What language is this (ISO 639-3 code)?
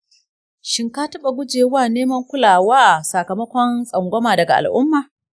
hau